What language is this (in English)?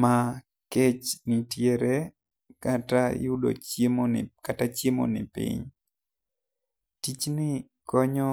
Luo (Kenya and Tanzania)